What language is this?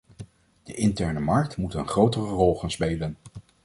Dutch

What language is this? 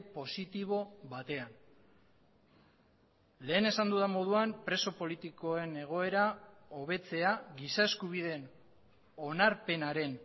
Basque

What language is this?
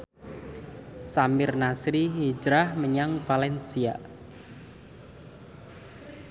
Javanese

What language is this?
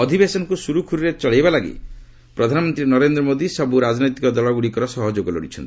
Odia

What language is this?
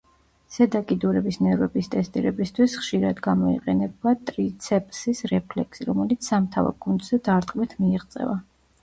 Georgian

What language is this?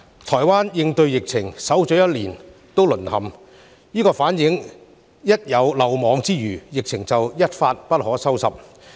Cantonese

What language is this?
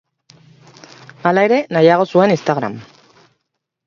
Basque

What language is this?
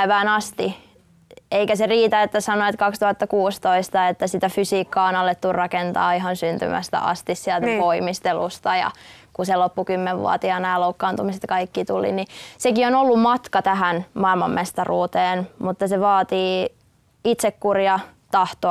Finnish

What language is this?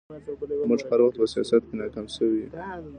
Pashto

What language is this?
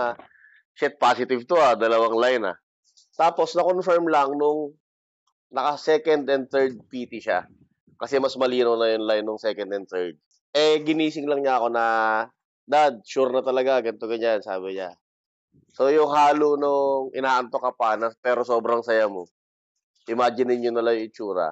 Filipino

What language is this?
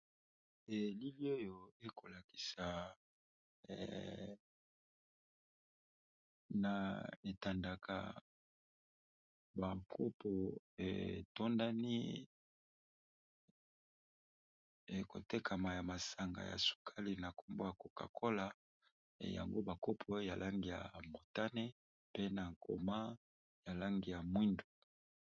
Lingala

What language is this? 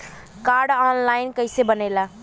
Bhojpuri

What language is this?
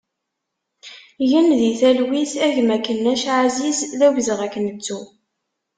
Kabyle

